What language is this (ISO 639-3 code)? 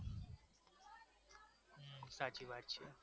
guj